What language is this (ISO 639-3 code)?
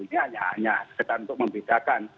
ind